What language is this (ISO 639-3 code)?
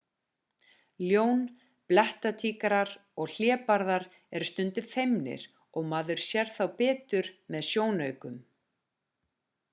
isl